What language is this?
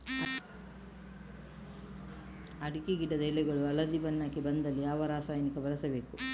Kannada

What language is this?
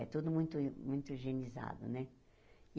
Portuguese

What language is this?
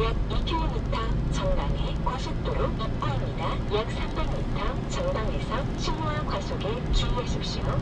Korean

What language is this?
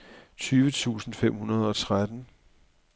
Danish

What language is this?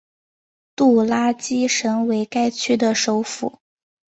Chinese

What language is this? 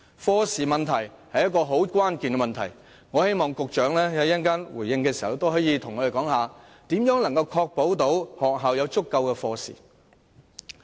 Cantonese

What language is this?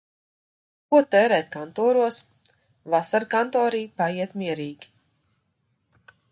Latvian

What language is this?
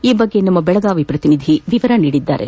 Kannada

